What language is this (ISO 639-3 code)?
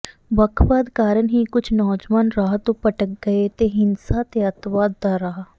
pan